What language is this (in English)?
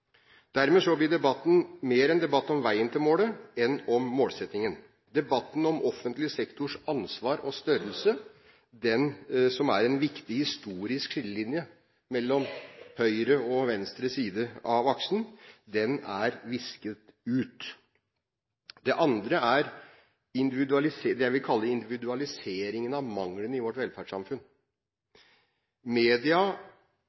Norwegian Bokmål